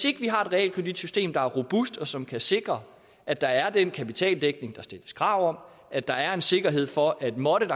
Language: Danish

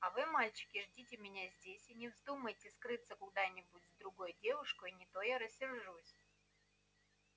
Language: Russian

